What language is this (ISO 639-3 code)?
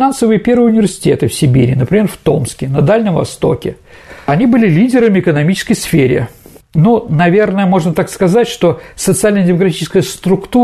rus